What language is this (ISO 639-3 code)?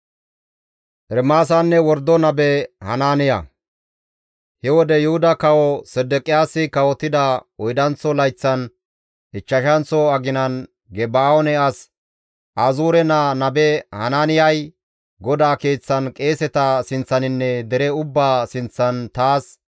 gmv